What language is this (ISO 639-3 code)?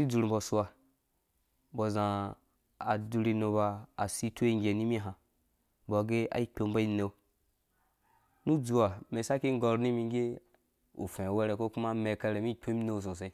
ldb